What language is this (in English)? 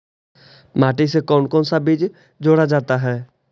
Magahi